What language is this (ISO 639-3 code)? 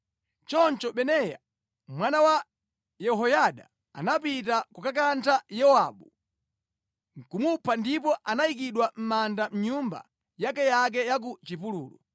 nya